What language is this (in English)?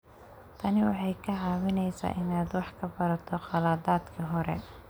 Somali